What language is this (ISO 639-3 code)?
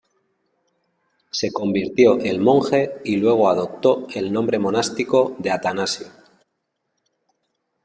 spa